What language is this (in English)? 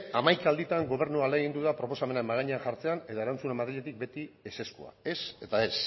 Basque